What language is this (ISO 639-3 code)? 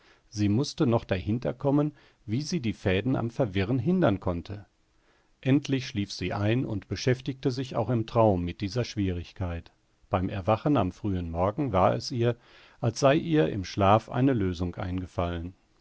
deu